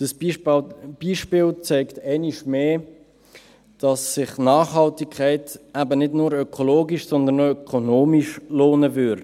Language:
Swiss German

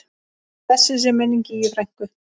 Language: Icelandic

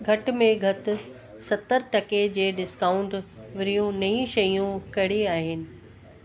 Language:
Sindhi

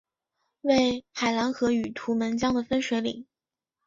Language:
Chinese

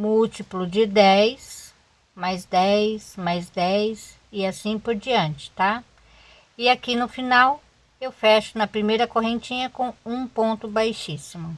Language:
Portuguese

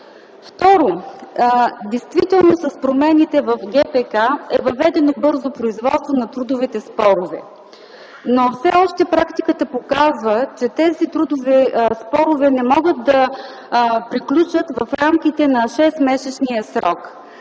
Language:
Bulgarian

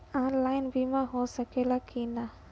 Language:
Bhojpuri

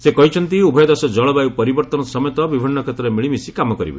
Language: Odia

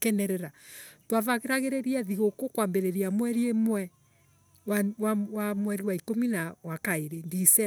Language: Embu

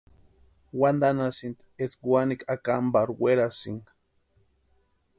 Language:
Western Highland Purepecha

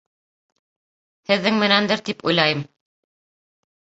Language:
Bashkir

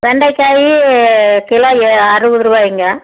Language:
Tamil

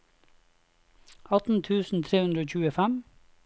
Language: Norwegian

